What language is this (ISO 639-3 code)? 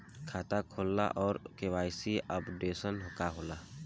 bho